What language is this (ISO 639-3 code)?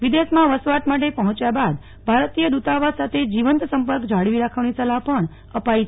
guj